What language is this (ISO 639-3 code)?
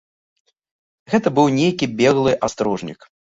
bel